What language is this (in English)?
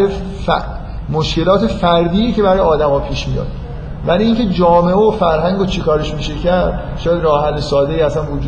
Persian